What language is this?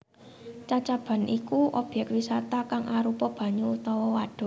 Javanese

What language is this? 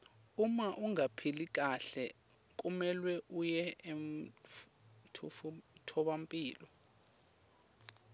Swati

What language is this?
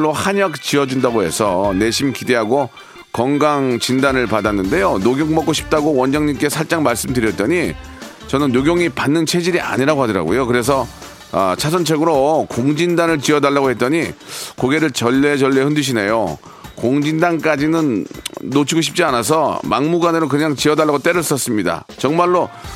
Korean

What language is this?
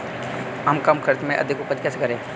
Hindi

